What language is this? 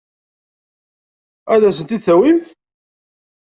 Kabyle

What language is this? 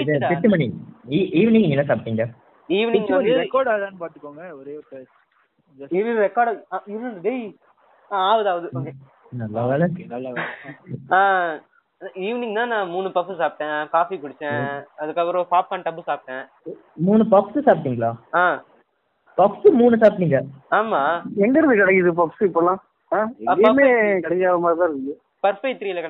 Tamil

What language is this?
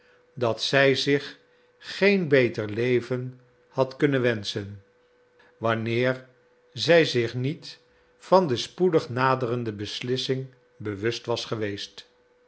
Dutch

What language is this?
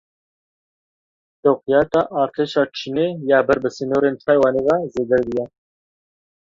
Kurdish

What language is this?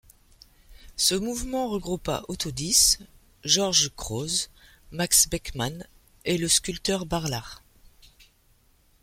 French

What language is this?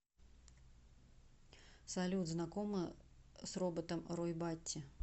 Russian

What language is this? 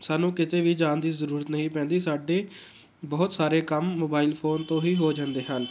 Punjabi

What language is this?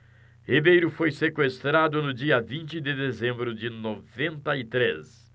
Portuguese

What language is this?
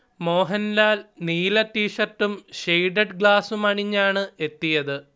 Malayalam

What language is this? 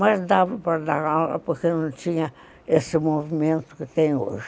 Portuguese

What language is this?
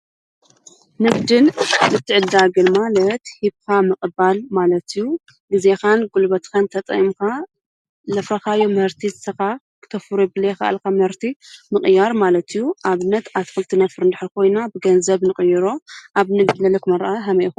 Tigrinya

